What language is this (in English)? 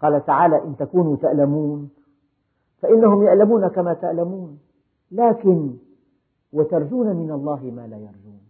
Arabic